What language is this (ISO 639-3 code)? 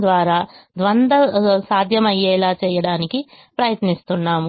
tel